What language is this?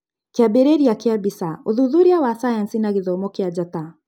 Kikuyu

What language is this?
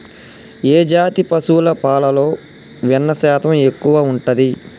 Telugu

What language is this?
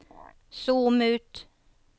Norwegian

